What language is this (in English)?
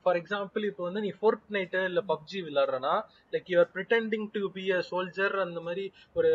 Tamil